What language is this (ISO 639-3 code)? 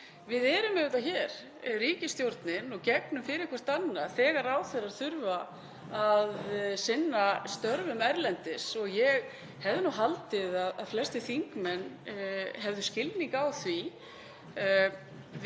isl